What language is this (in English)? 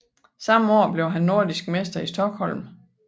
Danish